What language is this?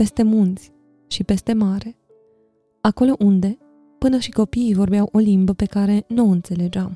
Romanian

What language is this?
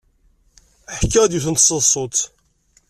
Kabyle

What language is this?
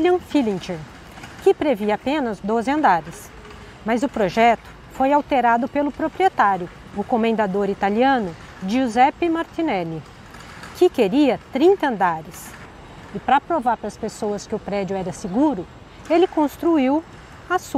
Portuguese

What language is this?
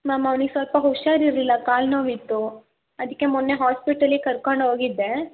Kannada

